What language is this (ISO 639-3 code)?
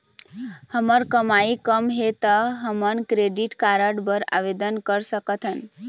hne